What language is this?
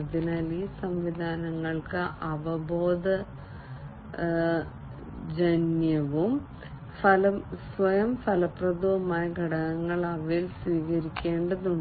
Malayalam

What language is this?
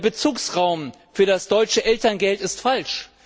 German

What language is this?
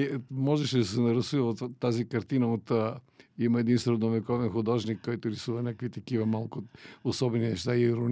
Bulgarian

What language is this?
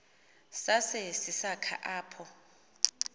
Xhosa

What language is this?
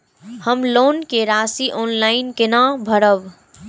Maithili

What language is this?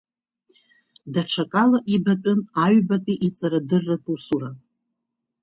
Abkhazian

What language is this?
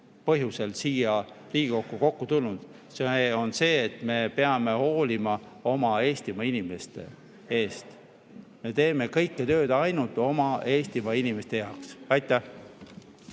Estonian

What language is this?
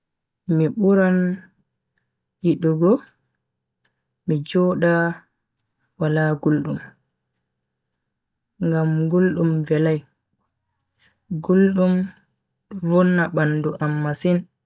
Bagirmi Fulfulde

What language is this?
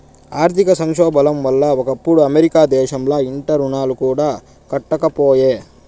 Telugu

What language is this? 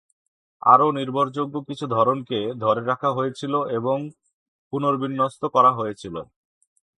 Bangla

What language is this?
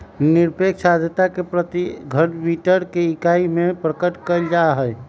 Magahi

